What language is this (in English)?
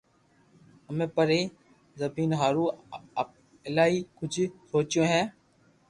Loarki